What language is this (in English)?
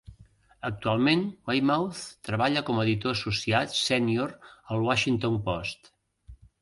Catalan